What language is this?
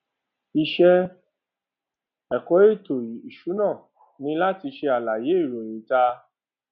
Yoruba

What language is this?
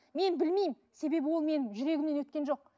Kazakh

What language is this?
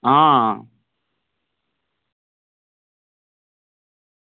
Dogri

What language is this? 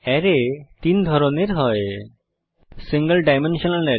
Bangla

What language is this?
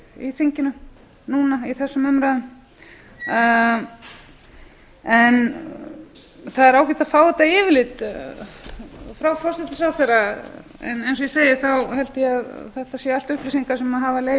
Icelandic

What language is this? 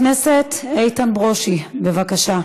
Hebrew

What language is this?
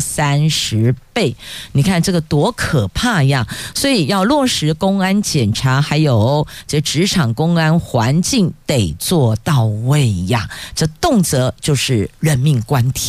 Chinese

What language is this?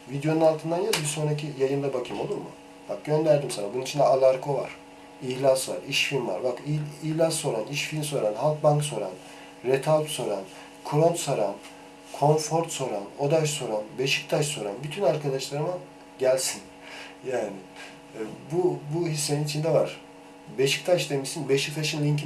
Turkish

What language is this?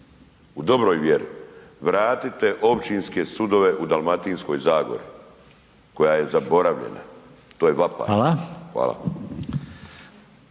Croatian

